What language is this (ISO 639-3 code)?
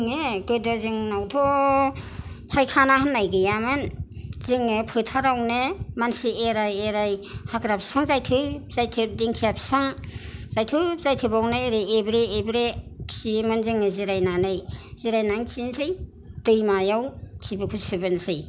brx